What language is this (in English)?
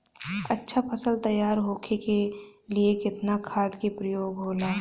Bhojpuri